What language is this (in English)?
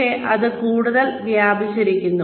Malayalam